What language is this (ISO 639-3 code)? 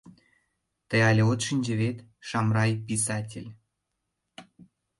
chm